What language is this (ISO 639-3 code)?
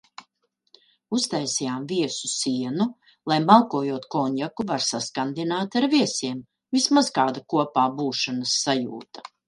lav